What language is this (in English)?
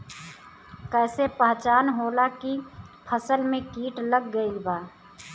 Bhojpuri